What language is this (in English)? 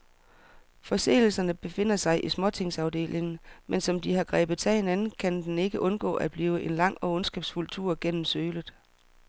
Danish